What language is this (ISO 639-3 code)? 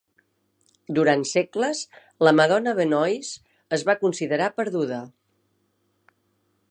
cat